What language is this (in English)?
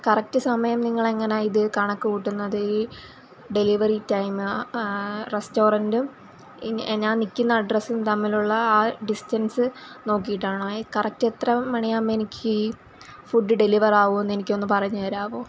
Malayalam